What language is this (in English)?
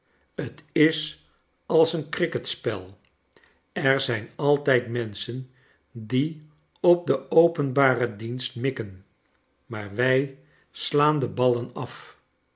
Dutch